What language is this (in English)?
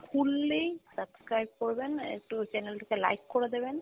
Bangla